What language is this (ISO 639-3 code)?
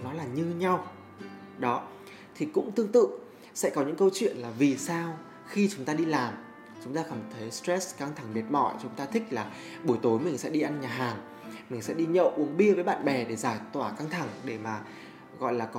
vie